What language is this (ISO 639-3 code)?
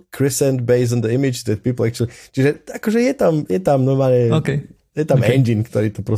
slk